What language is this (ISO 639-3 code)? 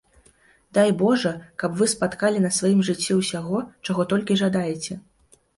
bel